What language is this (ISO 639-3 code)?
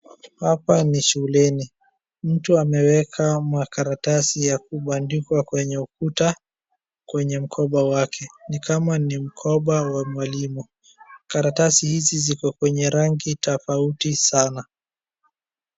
swa